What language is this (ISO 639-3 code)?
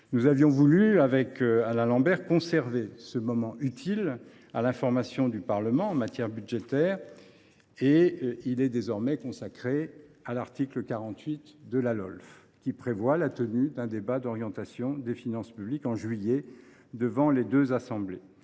fra